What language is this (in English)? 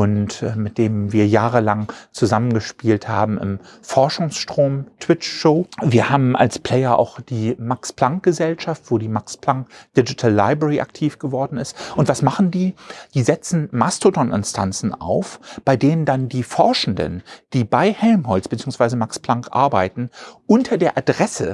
German